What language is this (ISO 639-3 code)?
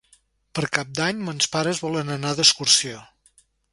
cat